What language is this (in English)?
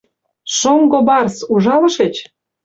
Mari